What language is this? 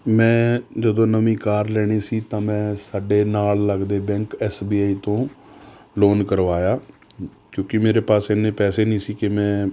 Punjabi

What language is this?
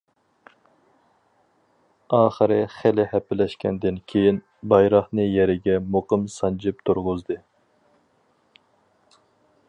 Uyghur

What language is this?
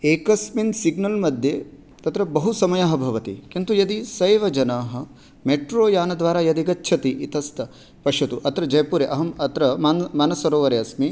Sanskrit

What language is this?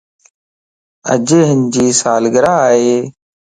Lasi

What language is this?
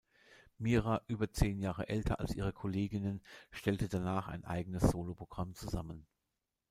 German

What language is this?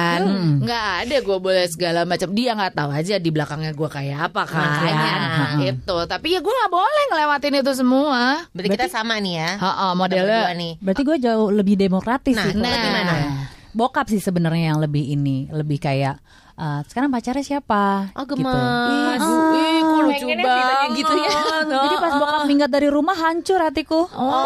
Indonesian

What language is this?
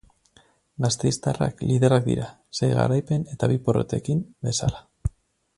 Basque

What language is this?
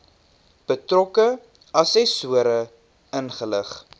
Afrikaans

